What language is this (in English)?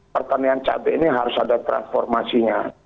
Indonesian